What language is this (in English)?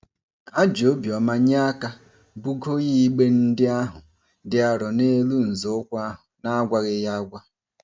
Igbo